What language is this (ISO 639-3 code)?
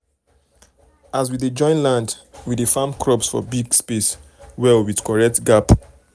pcm